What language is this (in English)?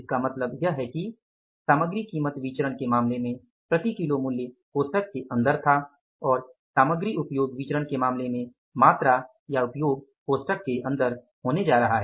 Hindi